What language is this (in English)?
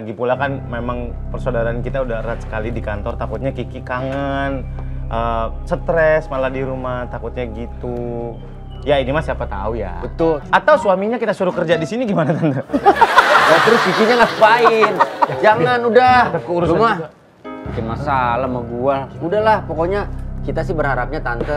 Indonesian